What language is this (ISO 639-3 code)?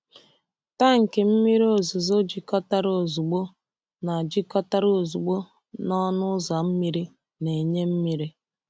ibo